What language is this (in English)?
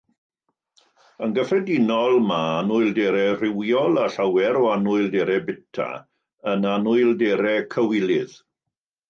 Welsh